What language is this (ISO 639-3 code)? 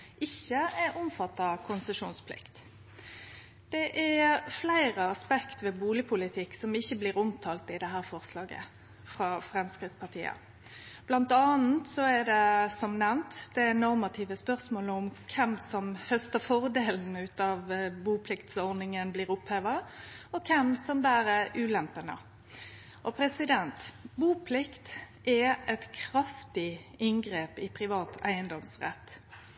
nno